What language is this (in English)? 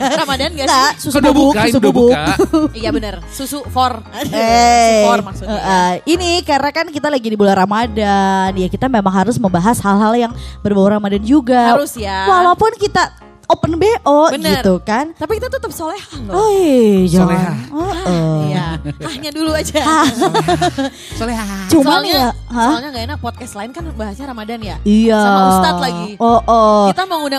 Indonesian